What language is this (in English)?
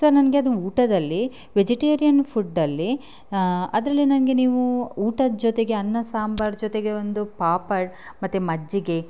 Kannada